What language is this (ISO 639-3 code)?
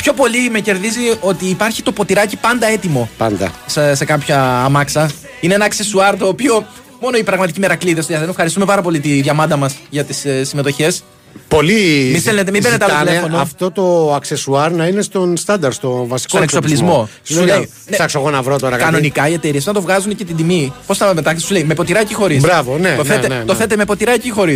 ell